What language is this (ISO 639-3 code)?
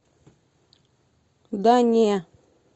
rus